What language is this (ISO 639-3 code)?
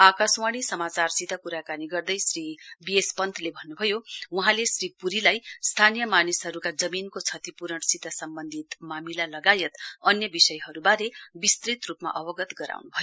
nep